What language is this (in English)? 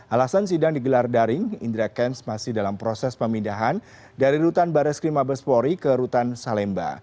Indonesian